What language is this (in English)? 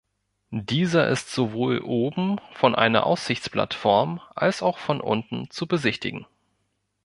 German